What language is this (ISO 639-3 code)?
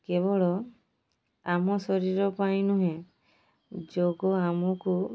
ori